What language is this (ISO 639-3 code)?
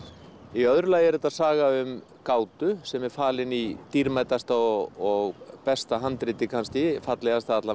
isl